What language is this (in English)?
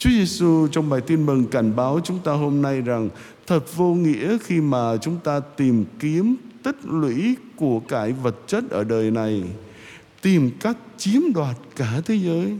Vietnamese